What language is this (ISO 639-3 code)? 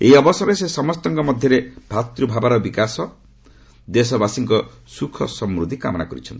ori